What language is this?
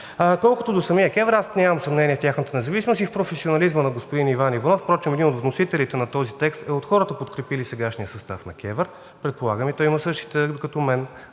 Bulgarian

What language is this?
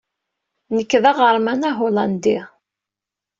Kabyle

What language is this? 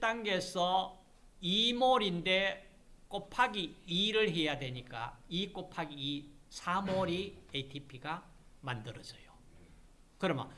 Korean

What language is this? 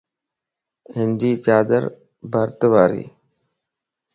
Lasi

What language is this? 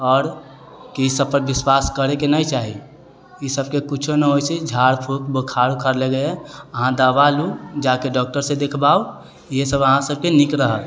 Maithili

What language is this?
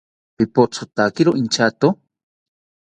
South Ucayali Ashéninka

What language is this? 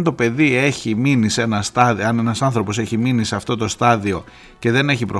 Greek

